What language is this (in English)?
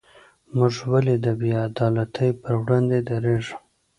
Pashto